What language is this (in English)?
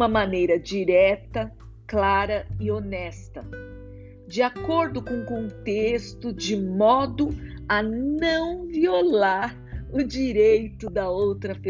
Portuguese